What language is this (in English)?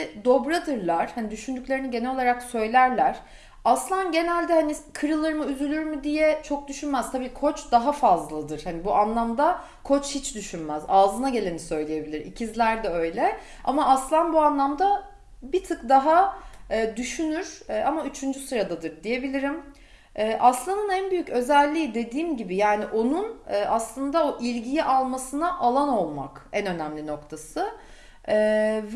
Turkish